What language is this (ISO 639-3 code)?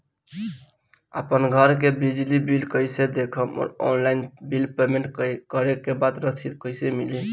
bho